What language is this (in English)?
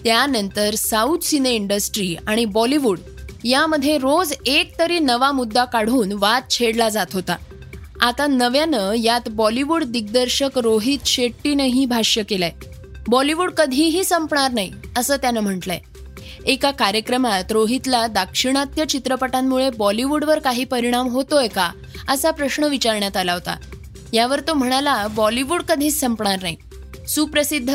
Marathi